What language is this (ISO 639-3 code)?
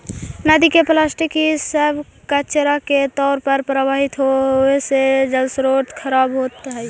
mag